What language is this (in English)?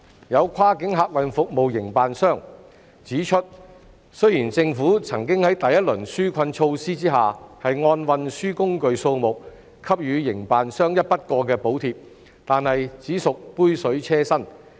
Cantonese